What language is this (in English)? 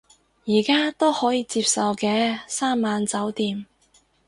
Cantonese